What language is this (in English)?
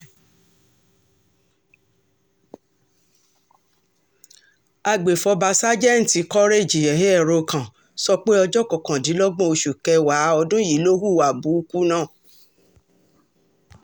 Yoruba